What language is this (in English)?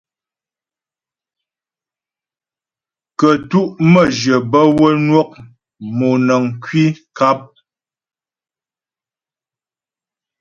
Ghomala